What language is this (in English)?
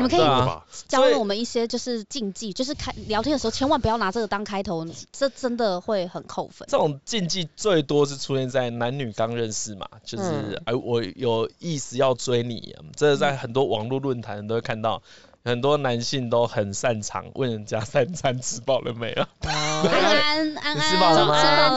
Chinese